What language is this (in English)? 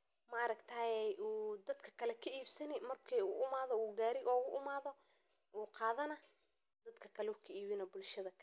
Somali